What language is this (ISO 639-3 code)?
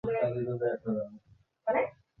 ben